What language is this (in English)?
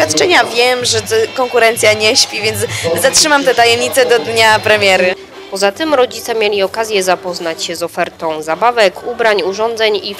Polish